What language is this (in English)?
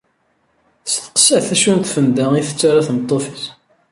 Kabyle